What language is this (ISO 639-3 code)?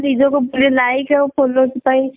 ori